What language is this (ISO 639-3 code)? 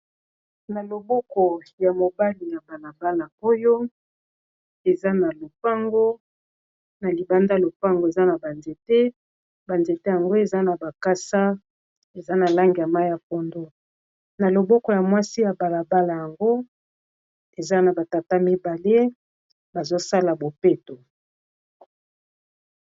lin